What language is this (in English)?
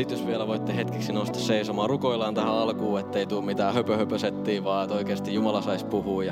Finnish